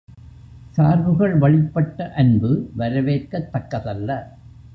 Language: Tamil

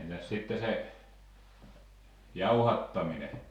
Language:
Finnish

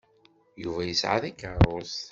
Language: Kabyle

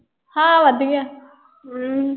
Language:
Punjabi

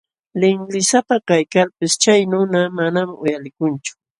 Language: Jauja Wanca Quechua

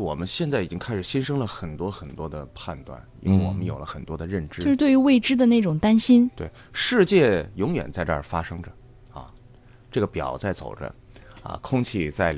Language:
Chinese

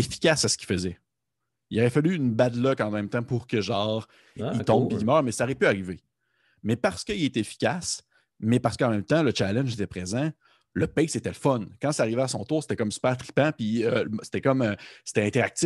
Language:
French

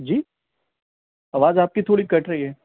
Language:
Urdu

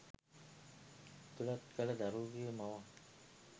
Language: Sinhala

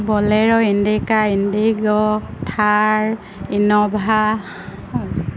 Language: Assamese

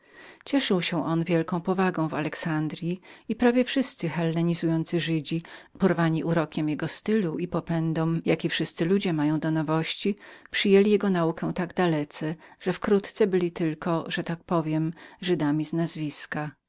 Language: Polish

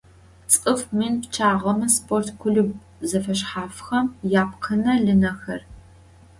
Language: Adyghe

